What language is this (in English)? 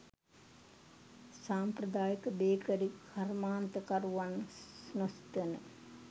Sinhala